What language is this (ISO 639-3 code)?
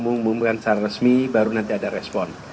ind